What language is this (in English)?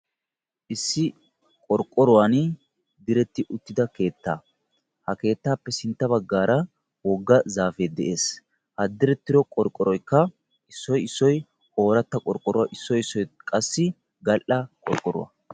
Wolaytta